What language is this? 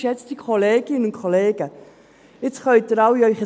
Swiss German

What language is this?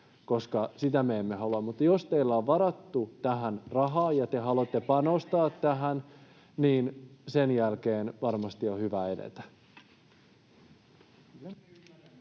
Finnish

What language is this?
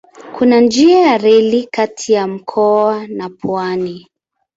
Swahili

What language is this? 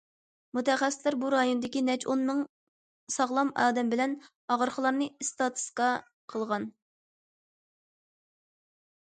Uyghur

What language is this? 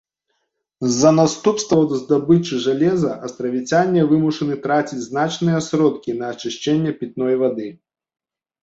Belarusian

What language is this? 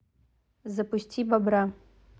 Russian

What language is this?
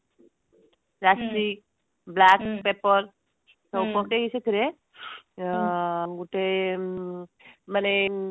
Odia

